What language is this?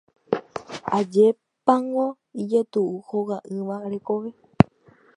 Guarani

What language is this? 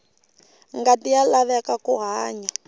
Tsonga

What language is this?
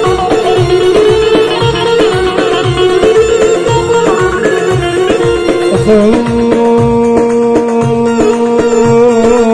Arabic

